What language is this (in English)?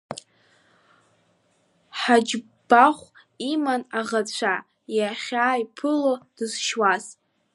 Abkhazian